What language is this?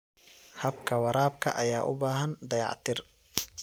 Somali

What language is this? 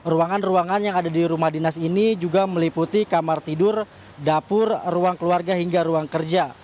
Indonesian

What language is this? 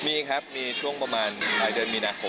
Thai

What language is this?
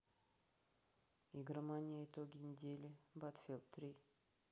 Russian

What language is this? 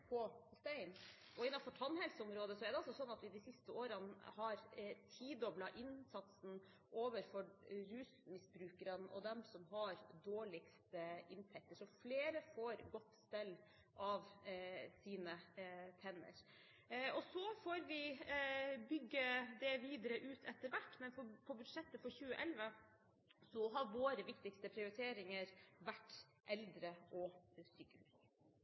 Norwegian Bokmål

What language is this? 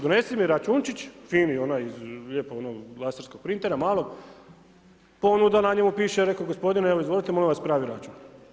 Croatian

